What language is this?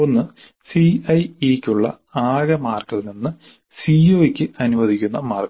Malayalam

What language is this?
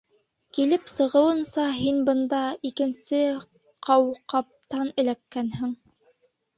Bashkir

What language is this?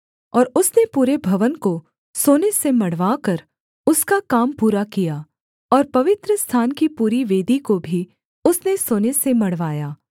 Hindi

